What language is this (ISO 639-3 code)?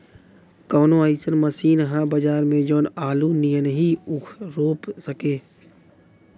bho